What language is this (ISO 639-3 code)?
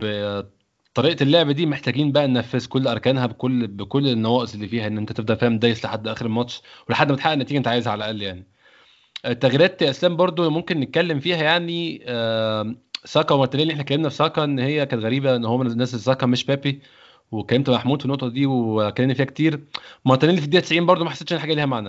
ara